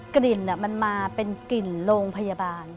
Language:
Thai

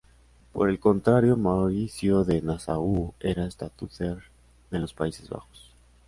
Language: Spanish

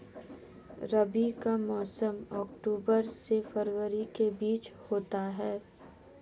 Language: Hindi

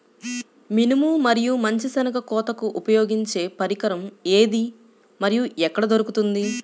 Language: Telugu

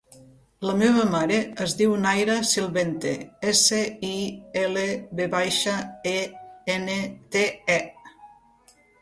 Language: Catalan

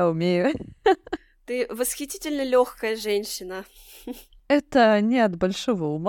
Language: Russian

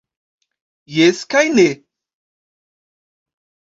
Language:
Esperanto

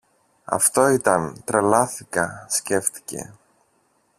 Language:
Greek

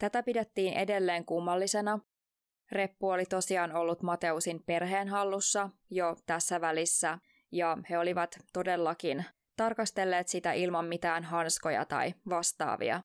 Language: Finnish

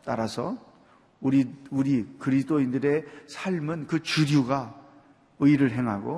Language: Korean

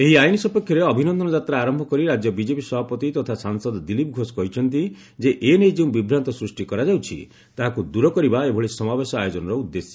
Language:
Odia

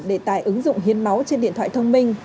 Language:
Vietnamese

